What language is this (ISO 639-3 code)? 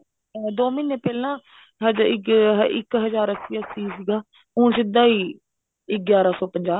pan